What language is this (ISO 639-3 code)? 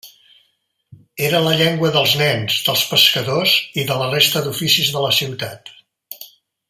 cat